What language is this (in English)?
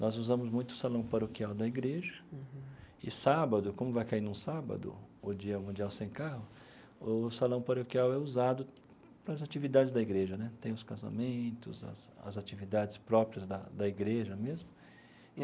Portuguese